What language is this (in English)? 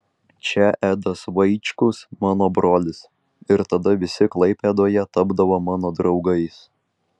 Lithuanian